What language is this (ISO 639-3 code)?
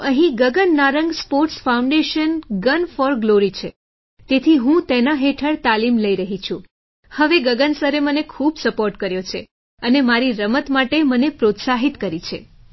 guj